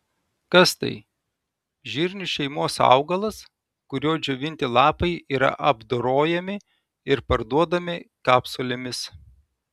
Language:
Lithuanian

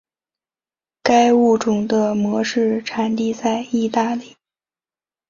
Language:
Chinese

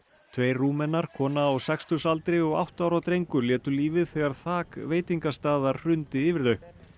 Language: Icelandic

